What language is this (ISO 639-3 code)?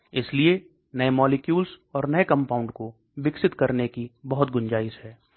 hin